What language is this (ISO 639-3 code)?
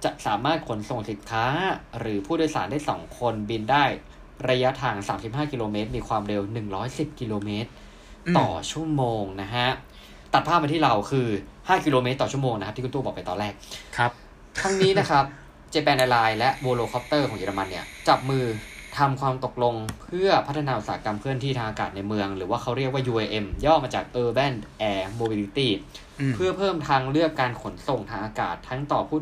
tha